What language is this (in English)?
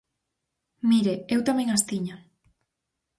Galician